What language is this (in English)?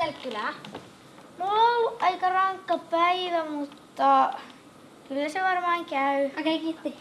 Finnish